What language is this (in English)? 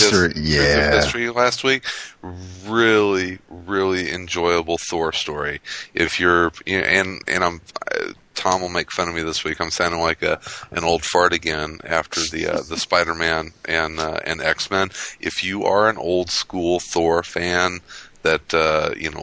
English